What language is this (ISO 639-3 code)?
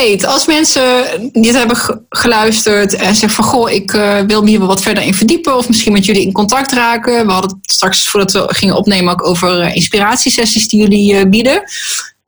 nld